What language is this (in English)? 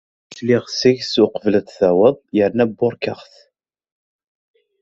Kabyle